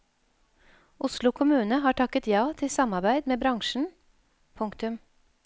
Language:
Norwegian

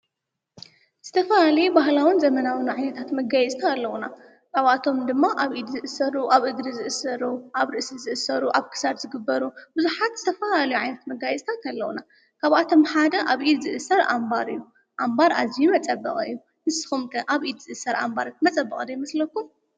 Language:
Tigrinya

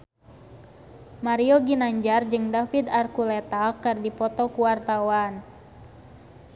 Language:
Sundanese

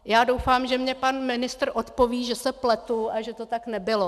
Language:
Czech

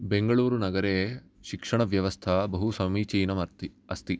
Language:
Sanskrit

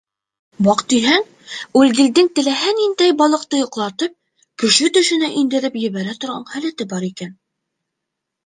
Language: Bashkir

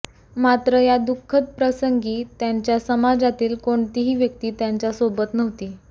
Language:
Marathi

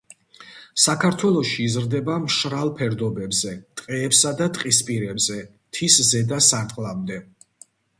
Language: Georgian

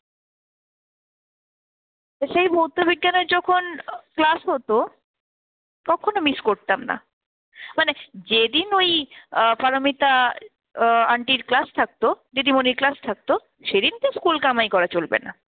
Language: Bangla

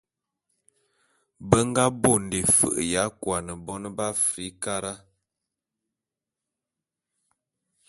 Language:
Bulu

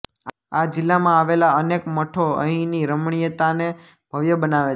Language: Gujarati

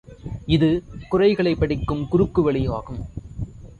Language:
Tamil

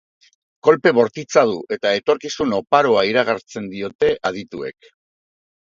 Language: Basque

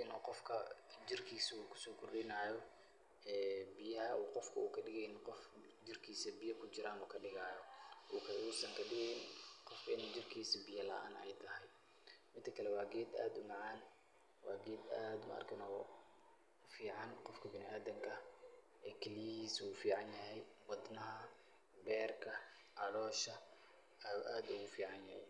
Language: Somali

